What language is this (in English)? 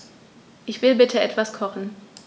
German